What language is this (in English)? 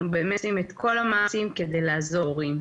Hebrew